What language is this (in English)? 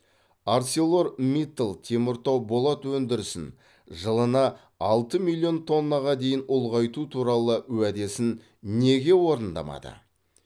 Kazakh